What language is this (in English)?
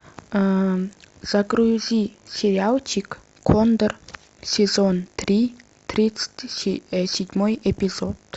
Russian